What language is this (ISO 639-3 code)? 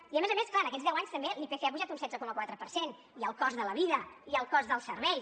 cat